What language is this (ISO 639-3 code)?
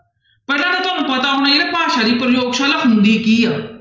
pan